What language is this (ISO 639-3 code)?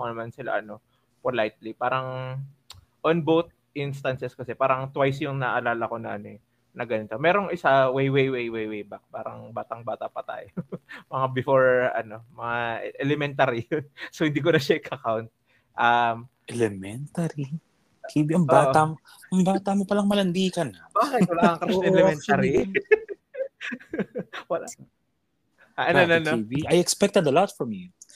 fil